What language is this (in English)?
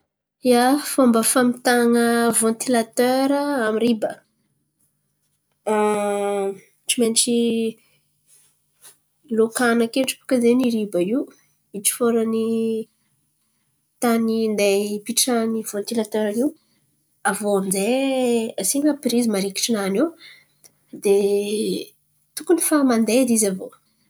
Antankarana Malagasy